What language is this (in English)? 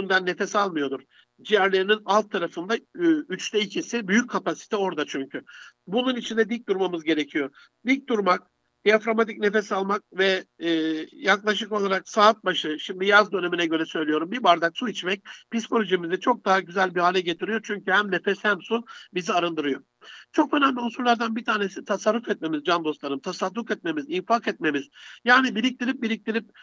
Turkish